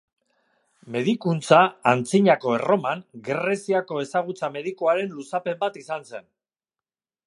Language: Basque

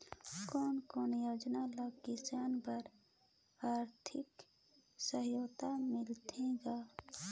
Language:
Chhattisgarhi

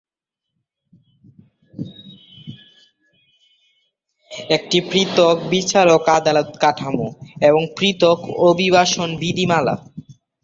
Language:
Bangla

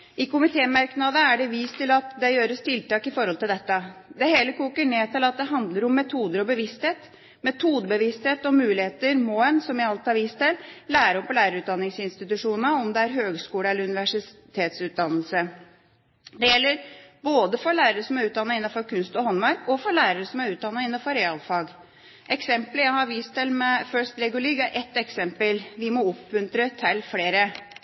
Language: Norwegian Bokmål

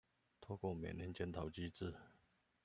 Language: Chinese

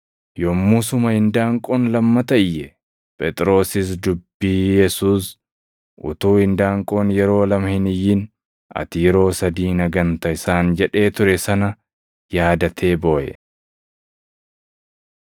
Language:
Oromo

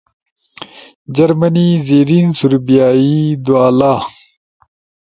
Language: Ushojo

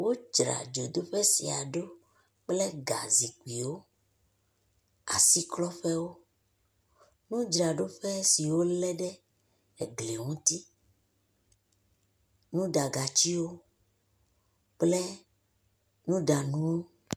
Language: Ewe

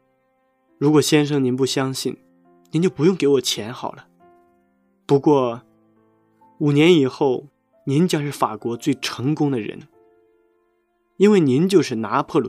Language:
Chinese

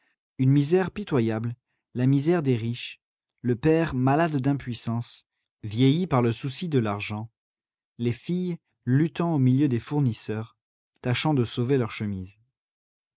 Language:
French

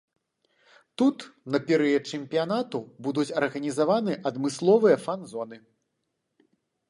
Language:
Belarusian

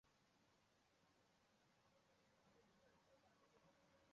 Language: Chinese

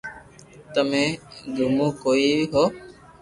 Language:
Loarki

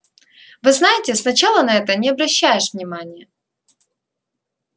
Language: Russian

